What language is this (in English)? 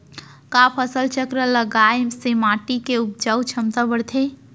Chhattisgarhi